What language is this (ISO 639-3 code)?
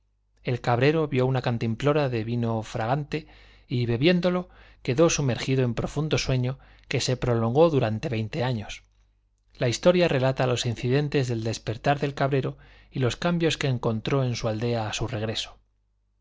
spa